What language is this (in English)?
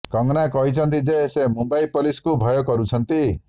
Odia